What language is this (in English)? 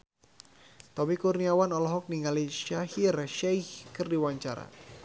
Sundanese